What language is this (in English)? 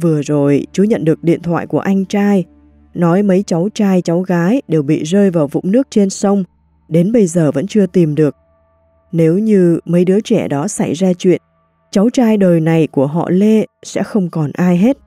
Vietnamese